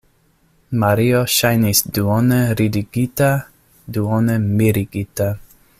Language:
Esperanto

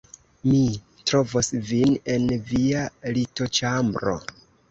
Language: Esperanto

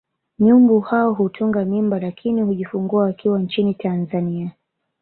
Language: Swahili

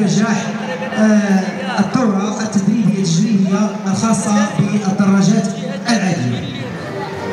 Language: Arabic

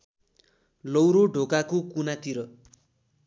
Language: Nepali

